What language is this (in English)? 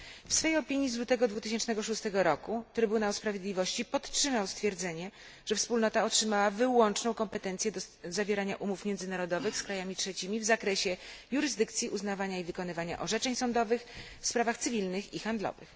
Polish